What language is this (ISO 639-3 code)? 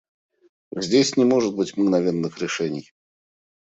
rus